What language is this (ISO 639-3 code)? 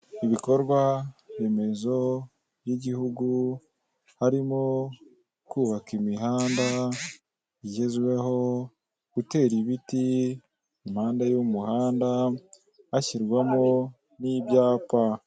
kin